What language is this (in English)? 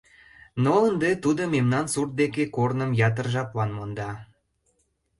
Mari